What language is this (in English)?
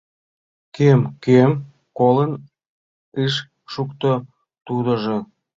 Mari